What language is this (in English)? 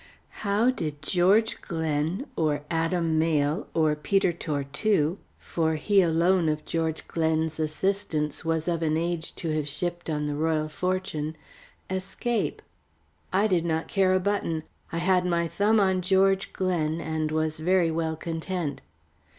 English